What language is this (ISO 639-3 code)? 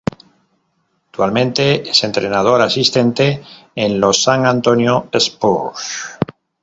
spa